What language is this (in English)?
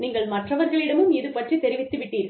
Tamil